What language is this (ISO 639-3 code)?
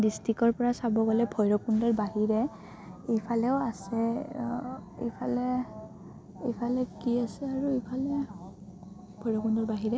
asm